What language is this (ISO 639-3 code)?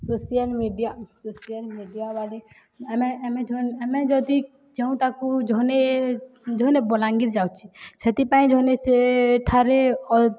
ori